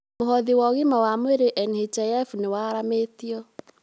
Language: Kikuyu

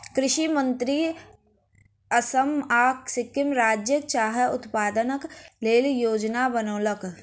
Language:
Maithili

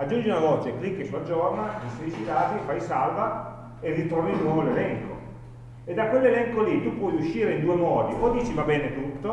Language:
Italian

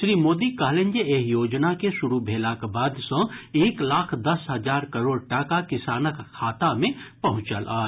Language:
Maithili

